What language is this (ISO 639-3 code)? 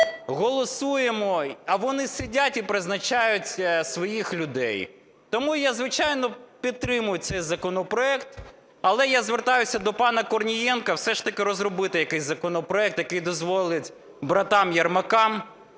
ukr